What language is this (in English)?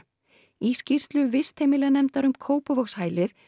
Icelandic